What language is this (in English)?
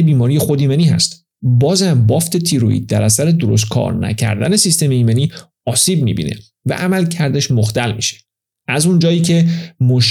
Persian